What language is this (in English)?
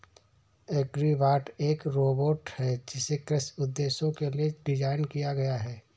Hindi